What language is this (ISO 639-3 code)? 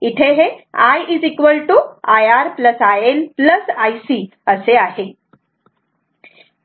mar